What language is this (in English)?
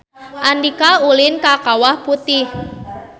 Sundanese